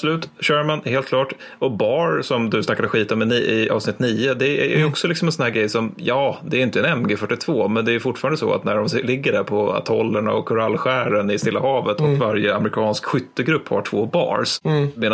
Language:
Swedish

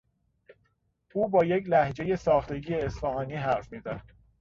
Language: Persian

